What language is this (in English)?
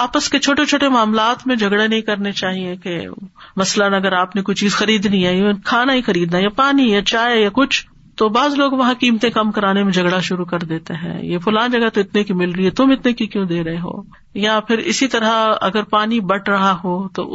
Urdu